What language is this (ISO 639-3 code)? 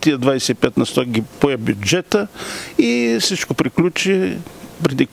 bul